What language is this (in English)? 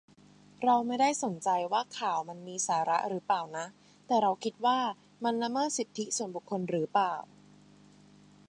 Thai